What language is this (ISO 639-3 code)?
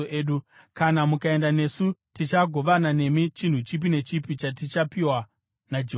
sna